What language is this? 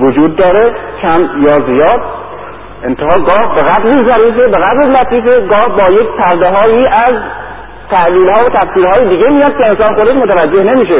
Persian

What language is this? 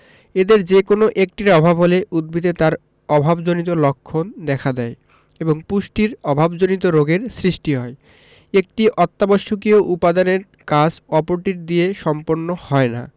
Bangla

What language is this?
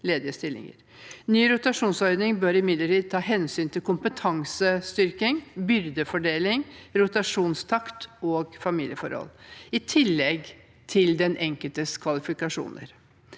Norwegian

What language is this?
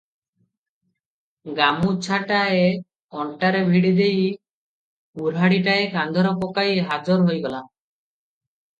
Odia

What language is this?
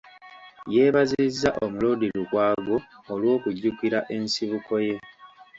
Ganda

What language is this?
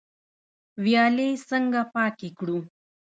Pashto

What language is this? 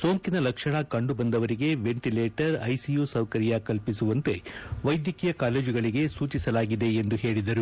Kannada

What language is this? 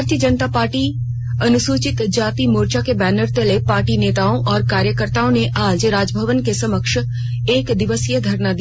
Hindi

